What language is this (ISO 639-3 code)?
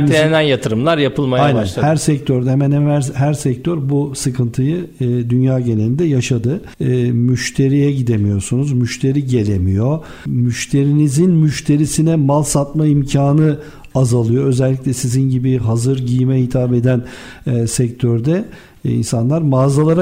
tur